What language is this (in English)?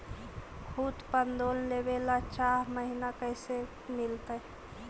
Magahi